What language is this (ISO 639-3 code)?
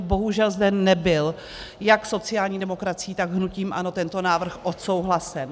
ces